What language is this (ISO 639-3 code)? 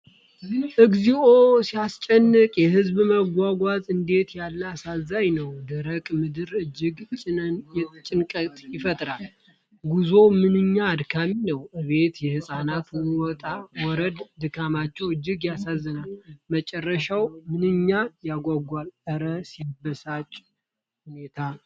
amh